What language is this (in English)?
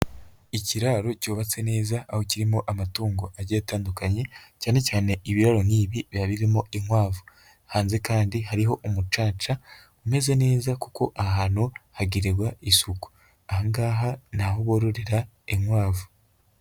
Kinyarwanda